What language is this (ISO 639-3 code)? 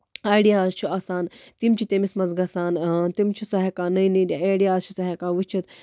kas